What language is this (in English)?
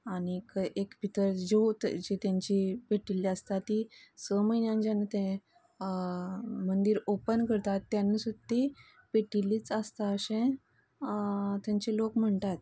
Konkani